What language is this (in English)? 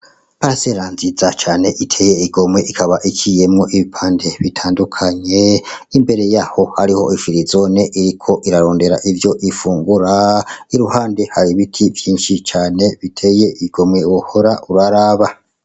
Rundi